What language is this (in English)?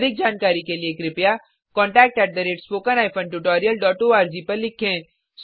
Hindi